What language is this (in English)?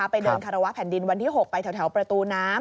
Thai